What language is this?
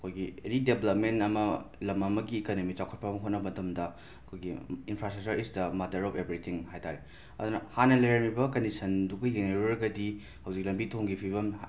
Manipuri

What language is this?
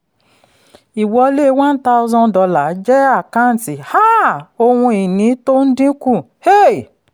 Yoruba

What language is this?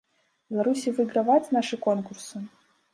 Belarusian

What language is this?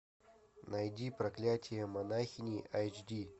Russian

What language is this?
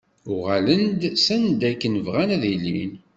Kabyle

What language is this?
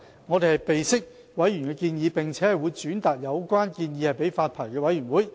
Cantonese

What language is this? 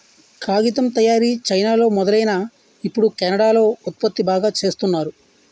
Telugu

